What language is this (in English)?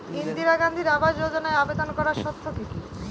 Bangla